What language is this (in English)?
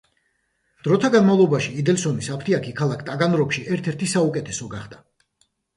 Georgian